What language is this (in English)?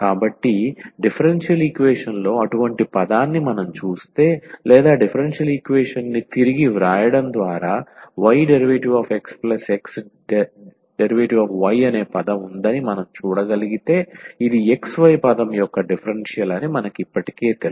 Telugu